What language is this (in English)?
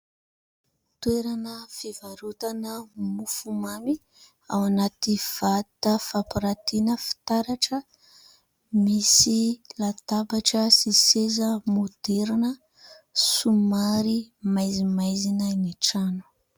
Malagasy